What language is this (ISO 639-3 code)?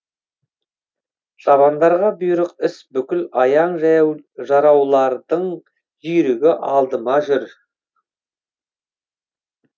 kaz